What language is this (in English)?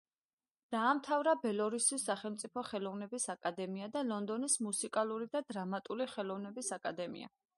Georgian